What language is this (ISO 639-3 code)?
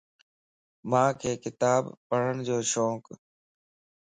lss